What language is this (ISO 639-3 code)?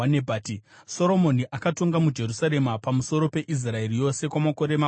sna